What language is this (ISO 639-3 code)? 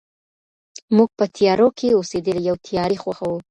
pus